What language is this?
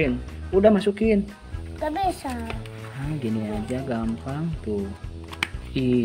Indonesian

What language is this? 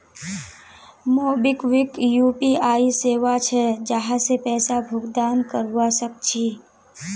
Magahi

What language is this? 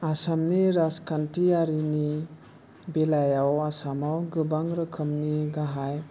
Bodo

